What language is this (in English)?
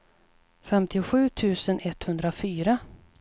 Swedish